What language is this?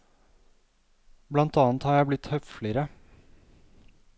Norwegian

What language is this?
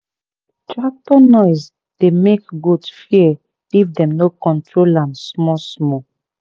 Nigerian Pidgin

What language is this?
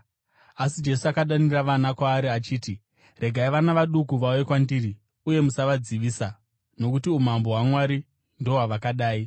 Shona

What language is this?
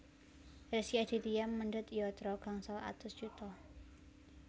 Javanese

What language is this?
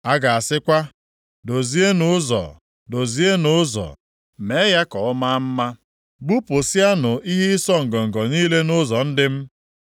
Igbo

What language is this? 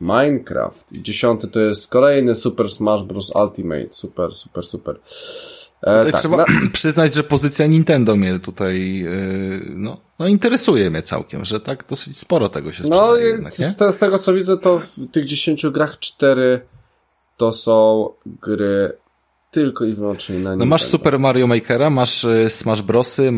Polish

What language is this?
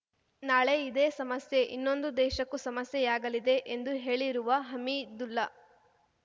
Kannada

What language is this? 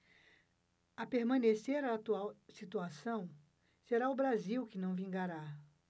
Portuguese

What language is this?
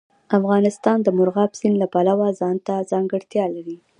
Pashto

